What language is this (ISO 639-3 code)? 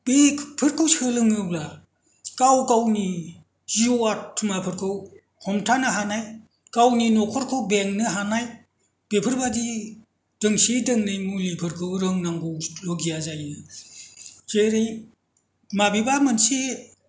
brx